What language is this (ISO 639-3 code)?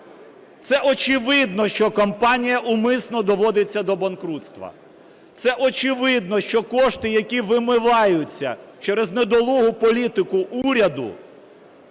ukr